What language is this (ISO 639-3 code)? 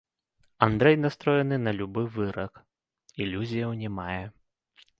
bel